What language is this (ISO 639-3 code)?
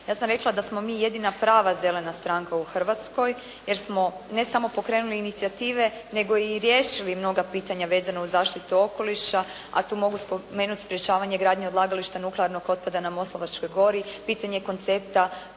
hrv